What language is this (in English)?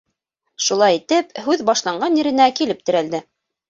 Bashkir